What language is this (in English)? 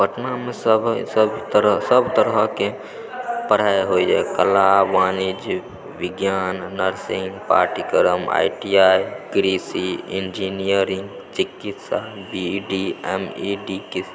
Maithili